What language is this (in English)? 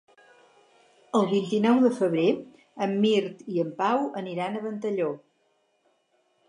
Catalan